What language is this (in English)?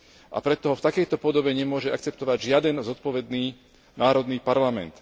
Slovak